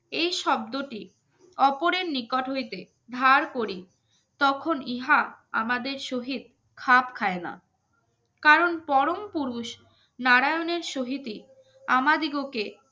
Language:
Bangla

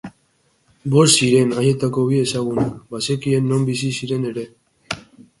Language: Basque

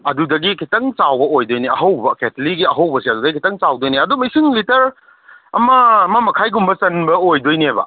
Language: Manipuri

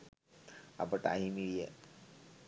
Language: Sinhala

